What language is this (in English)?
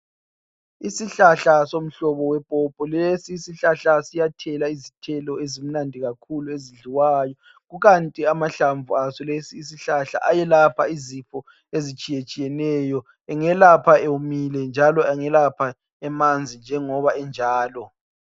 North Ndebele